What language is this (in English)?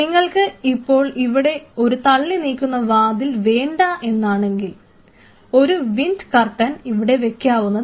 Malayalam